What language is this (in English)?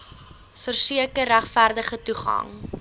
Afrikaans